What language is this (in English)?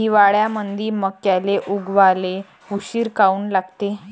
Marathi